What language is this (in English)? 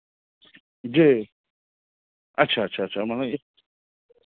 Maithili